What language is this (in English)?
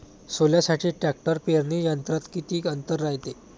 Marathi